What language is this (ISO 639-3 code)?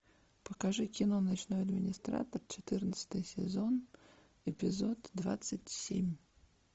rus